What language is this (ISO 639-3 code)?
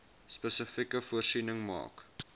afr